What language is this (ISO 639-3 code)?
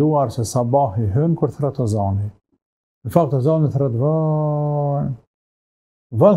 ara